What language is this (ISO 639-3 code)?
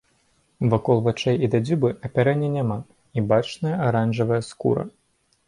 bel